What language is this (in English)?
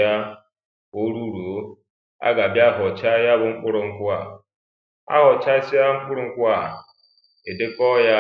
Igbo